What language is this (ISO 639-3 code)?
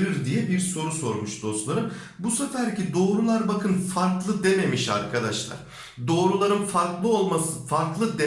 tur